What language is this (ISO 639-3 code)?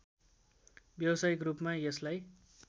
nep